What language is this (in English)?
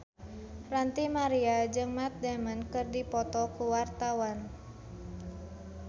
Sundanese